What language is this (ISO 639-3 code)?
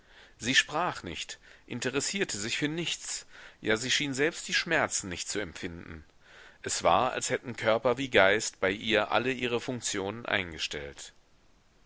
deu